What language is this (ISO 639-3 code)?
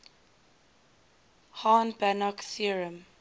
eng